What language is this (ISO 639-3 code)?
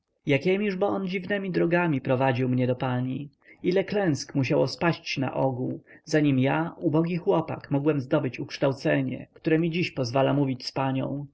pol